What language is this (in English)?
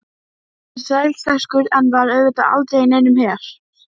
Icelandic